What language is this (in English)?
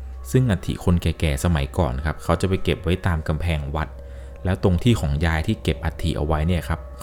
Thai